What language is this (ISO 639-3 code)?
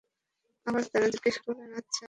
ben